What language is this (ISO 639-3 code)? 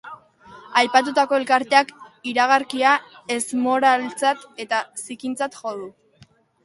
eus